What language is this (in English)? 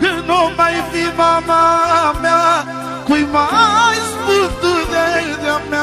Romanian